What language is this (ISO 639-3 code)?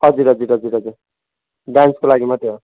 nep